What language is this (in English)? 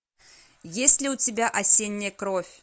Russian